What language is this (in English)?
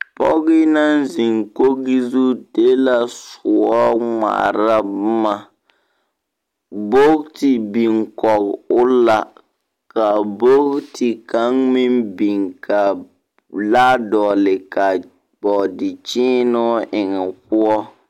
Southern Dagaare